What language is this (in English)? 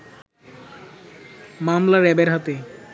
Bangla